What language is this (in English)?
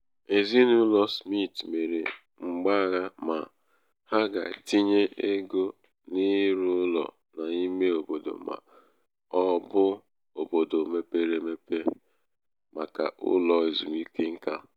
Igbo